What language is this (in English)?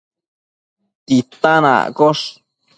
Matsés